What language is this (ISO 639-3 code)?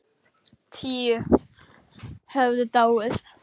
isl